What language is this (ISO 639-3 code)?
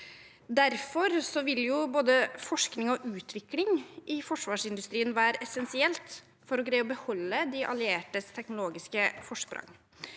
nor